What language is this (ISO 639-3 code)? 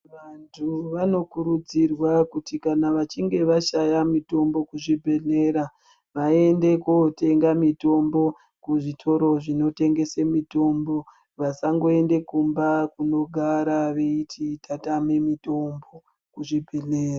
ndc